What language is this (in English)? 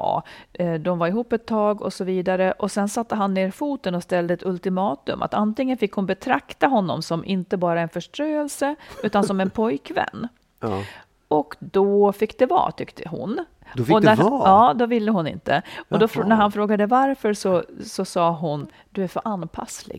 Swedish